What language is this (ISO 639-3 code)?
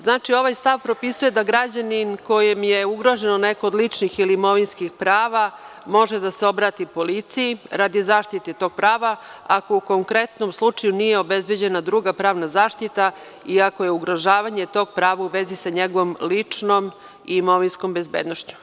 srp